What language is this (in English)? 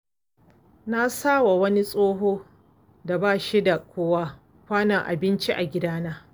Hausa